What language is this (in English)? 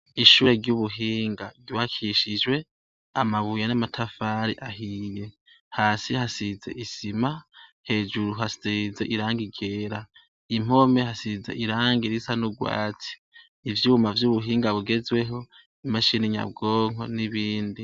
Rundi